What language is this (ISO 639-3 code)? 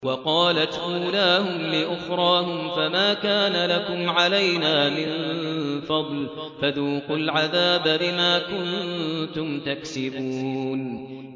ara